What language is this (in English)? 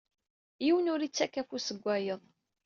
Kabyle